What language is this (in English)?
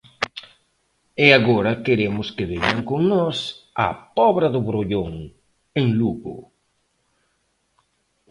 Galician